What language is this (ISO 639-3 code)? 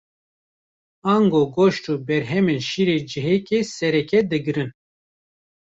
kur